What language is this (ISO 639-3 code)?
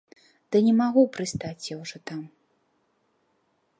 bel